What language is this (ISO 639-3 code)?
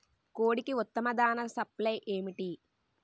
tel